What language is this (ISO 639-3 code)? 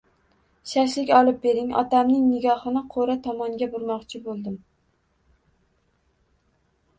uzb